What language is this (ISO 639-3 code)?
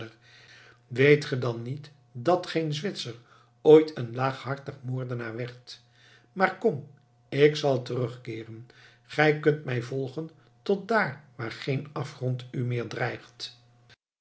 nld